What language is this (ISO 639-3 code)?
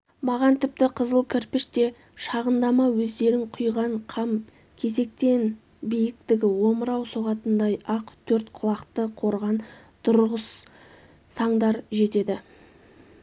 kaz